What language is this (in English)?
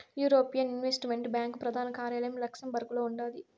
Telugu